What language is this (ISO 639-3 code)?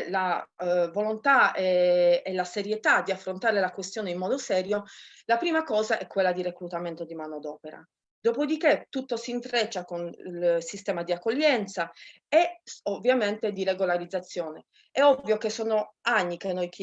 ita